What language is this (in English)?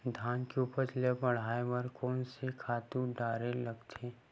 Chhattisgarhi